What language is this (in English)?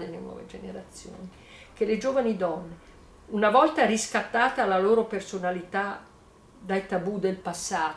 Italian